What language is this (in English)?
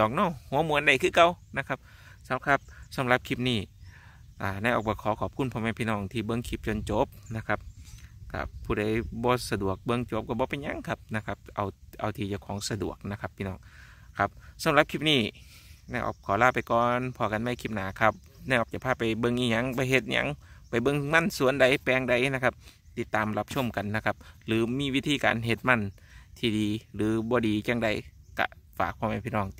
Thai